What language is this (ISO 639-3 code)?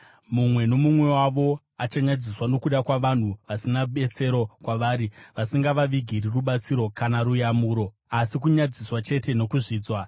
sna